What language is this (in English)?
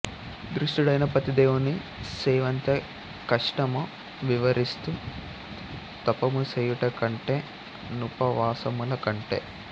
Telugu